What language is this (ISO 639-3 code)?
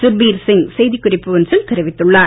tam